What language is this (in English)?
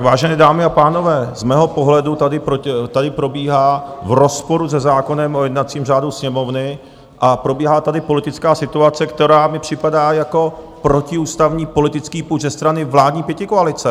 Czech